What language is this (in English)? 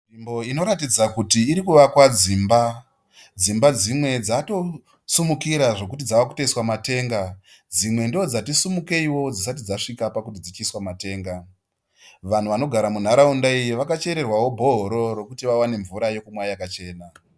Shona